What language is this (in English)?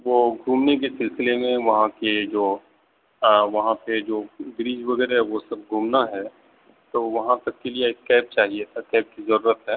Urdu